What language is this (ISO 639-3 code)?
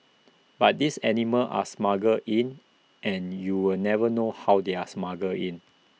eng